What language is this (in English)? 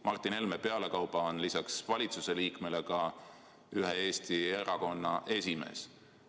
Estonian